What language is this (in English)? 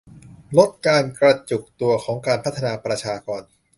Thai